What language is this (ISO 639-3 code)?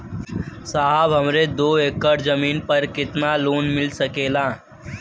bho